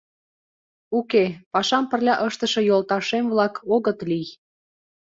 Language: Mari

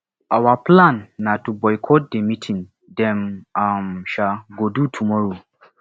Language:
Nigerian Pidgin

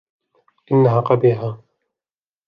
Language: Arabic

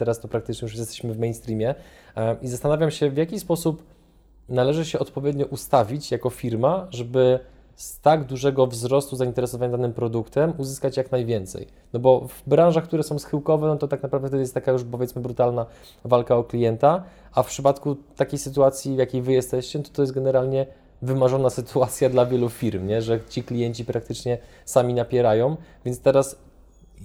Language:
Polish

